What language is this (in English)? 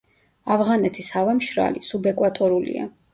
Georgian